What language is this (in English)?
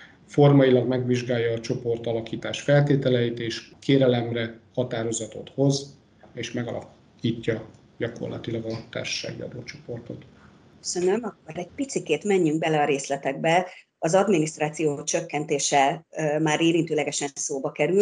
Hungarian